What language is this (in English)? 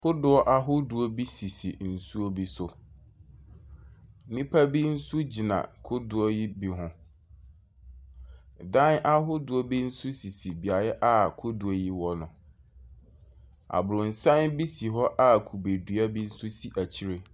Akan